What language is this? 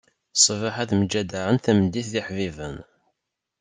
Kabyle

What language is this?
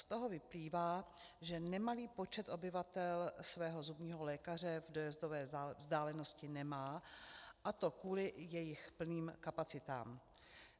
Czech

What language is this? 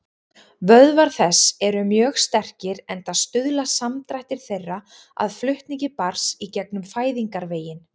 Icelandic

